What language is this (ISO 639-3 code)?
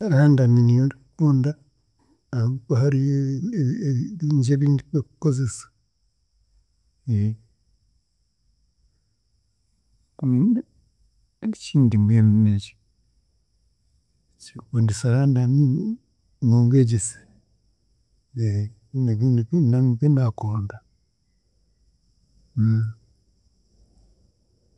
cgg